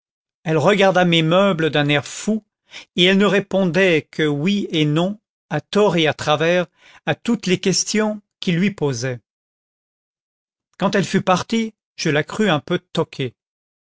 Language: French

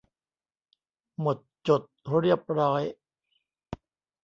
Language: Thai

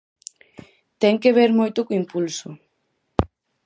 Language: Galician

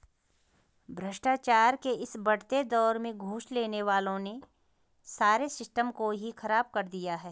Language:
Hindi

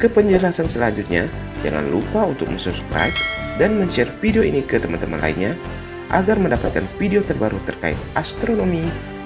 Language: Indonesian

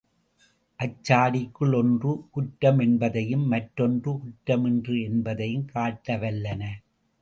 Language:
Tamil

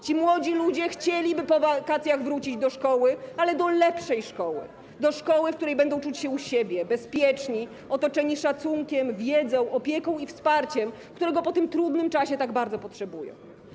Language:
Polish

